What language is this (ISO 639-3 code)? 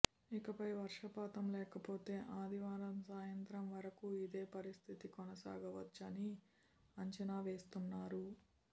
tel